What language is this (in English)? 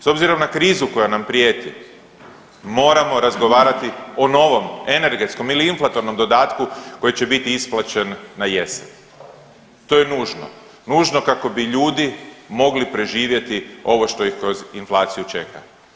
Croatian